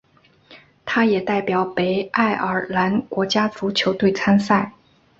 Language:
Chinese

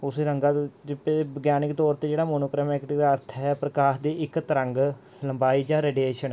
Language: Punjabi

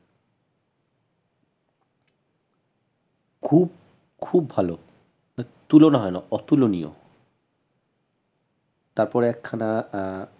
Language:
Bangla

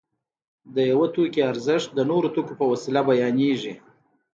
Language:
Pashto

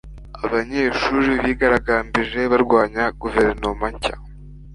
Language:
Kinyarwanda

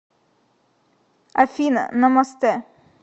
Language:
Russian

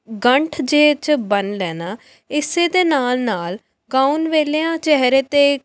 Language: Punjabi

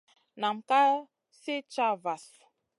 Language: Masana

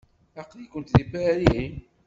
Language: Kabyle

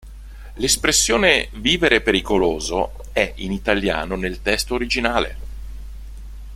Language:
Italian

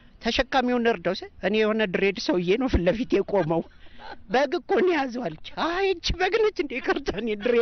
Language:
Arabic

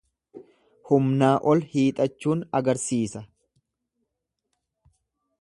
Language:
Oromo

